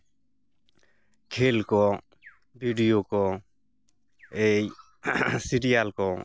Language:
Santali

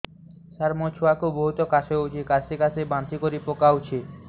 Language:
Odia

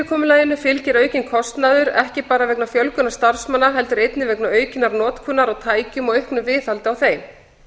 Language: Icelandic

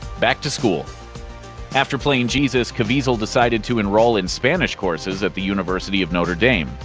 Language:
English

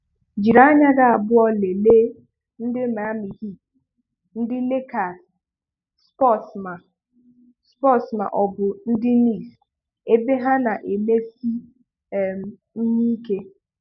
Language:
Igbo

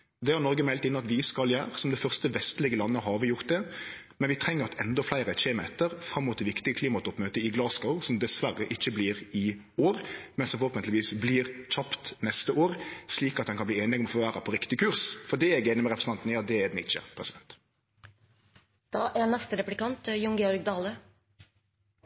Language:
Norwegian Nynorsk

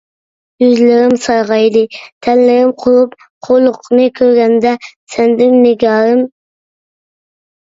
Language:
Uyghur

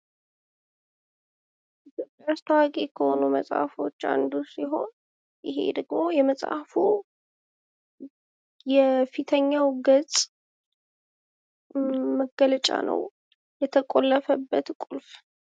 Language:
Amharic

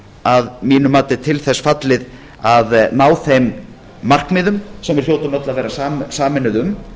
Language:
Icelandic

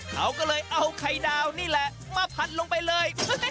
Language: Thai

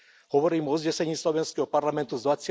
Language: Slovak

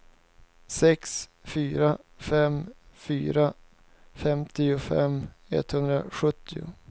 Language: Swedish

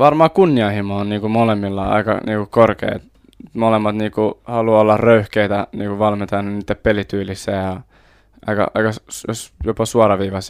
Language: Finnish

